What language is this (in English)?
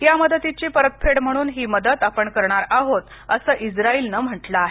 Marathi